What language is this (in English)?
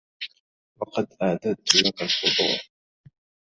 Arabic